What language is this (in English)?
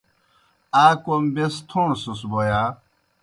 Kohistani Shina